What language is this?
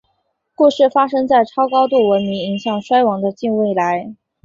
Chinese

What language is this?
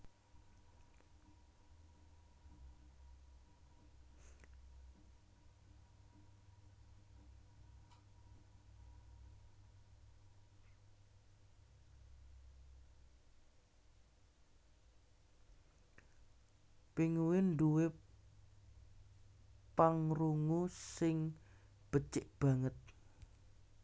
Javanese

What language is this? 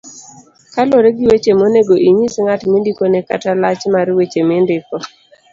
Luo (Kenya and Tanzania)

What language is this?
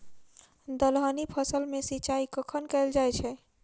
Maithili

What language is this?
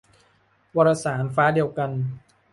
Thai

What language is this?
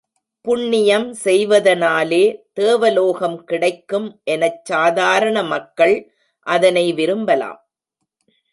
Tamil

